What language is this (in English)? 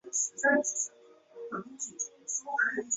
Chinese